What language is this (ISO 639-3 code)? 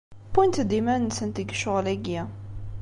kab